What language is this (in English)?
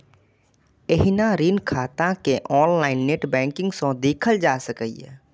Maithili